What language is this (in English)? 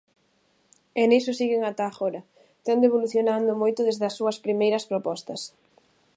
Galician